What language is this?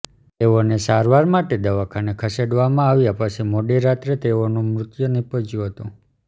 Gujarati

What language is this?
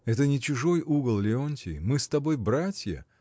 Russian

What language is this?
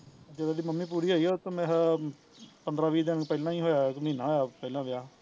Punjabi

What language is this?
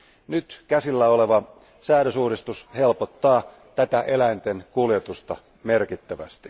Finnish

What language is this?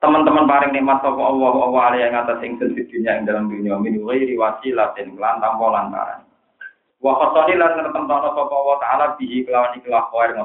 Malay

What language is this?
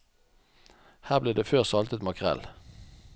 Norwegian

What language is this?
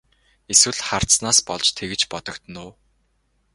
Mongolian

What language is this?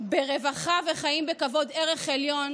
Hebrew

